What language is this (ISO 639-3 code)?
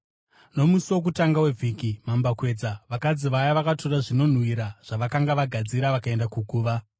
sna